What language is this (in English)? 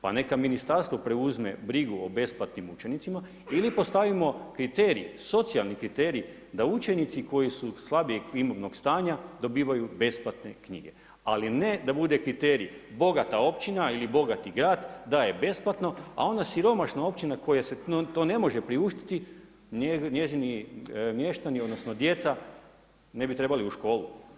Croatian